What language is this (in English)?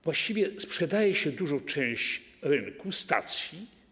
Polish